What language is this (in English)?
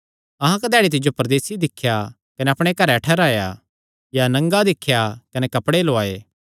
Kangri